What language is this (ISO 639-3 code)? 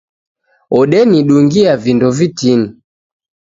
dav